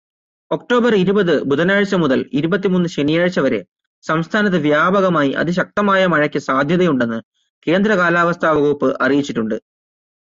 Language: Malayalam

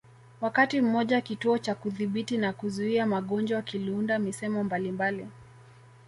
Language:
Swahili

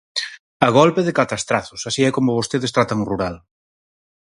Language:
Galician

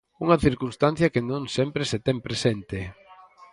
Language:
Galician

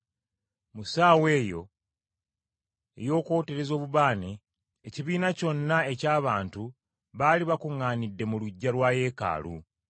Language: Ganda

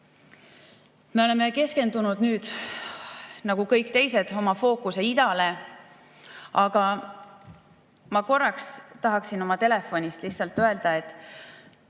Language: Estonian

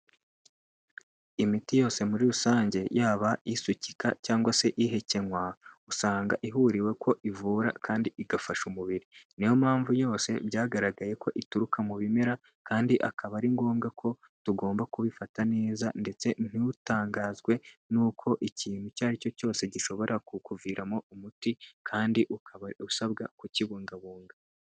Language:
Kinyarwanda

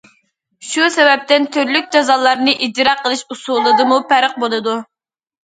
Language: Uyghur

